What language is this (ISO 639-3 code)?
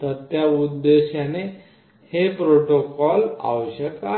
mar